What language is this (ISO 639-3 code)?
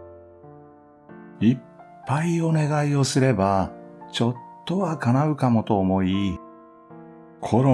jpn